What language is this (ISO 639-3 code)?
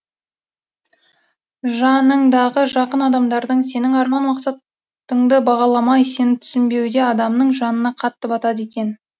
kaz